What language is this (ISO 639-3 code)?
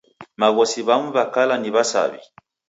dav